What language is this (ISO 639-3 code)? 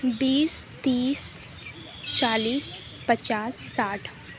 urd